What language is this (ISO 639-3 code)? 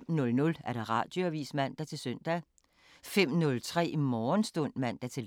dan